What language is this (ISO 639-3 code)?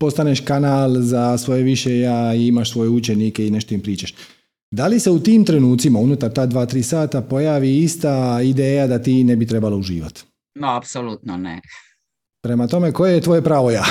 hrv